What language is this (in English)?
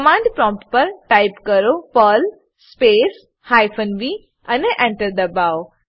Gujarati